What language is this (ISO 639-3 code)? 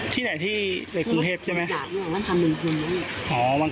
tha